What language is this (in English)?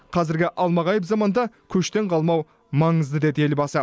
Kazakh